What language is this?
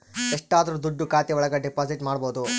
Kannada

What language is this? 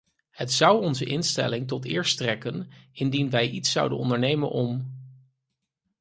Dutch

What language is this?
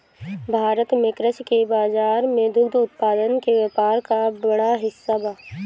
Bhojpuri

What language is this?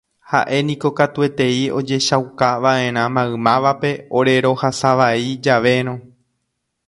Guarani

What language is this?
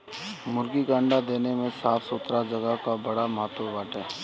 Bhojpuri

